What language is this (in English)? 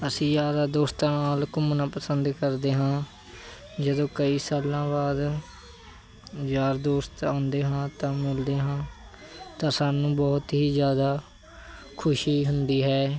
Punjabi